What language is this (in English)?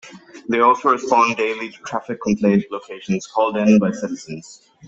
English